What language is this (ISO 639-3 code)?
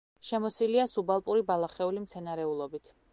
kat